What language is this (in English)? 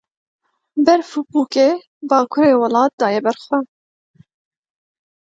Kurdish